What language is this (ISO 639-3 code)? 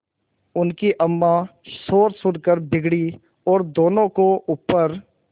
hin